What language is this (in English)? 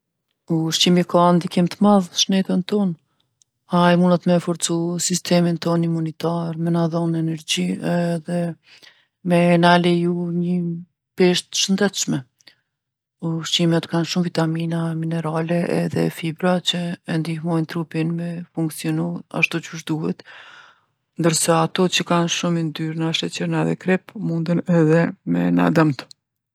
Gheg Albanian